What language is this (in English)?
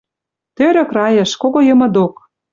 Western Mari